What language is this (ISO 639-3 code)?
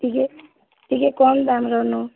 ori